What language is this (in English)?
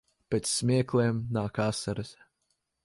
Latvian